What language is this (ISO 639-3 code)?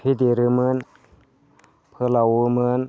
brx